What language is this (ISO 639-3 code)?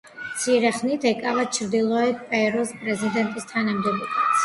kat